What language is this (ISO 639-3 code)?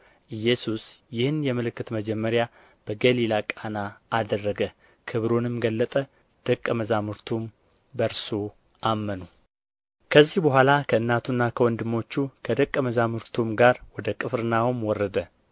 amh